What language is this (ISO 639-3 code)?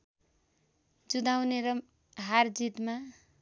nep